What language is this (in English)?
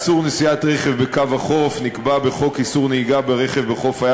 Hebrew